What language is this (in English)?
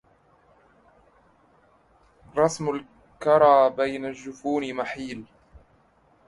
Arabic